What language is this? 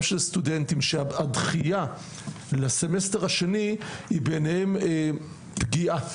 Hebrew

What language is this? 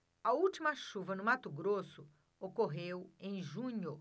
Portuguese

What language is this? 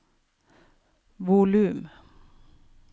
Norwegian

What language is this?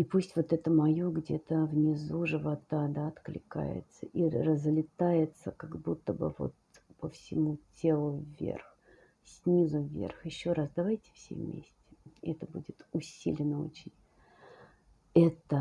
Russian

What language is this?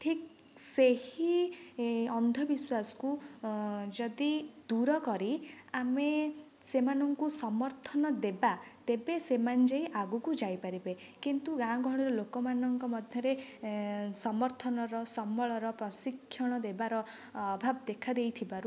Odia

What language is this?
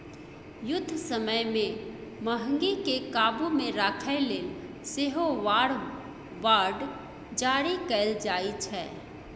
Maithili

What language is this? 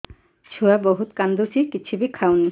Odia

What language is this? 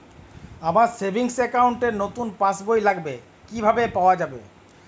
Bangla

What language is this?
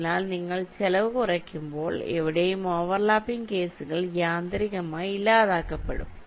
Malayalam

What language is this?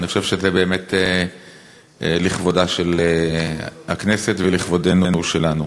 Hebrew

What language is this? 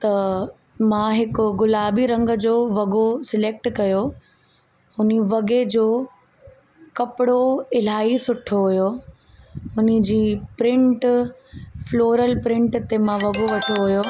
Sindhi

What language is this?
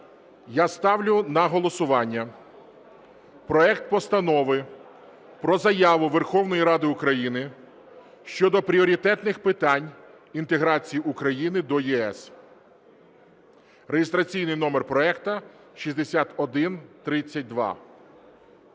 Ukrainian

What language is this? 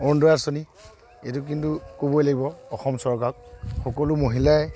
Assamese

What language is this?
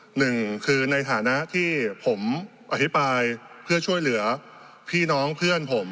Thai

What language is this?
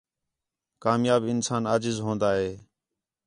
Khetrani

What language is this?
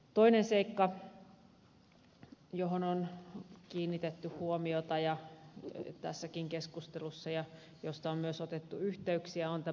Finnish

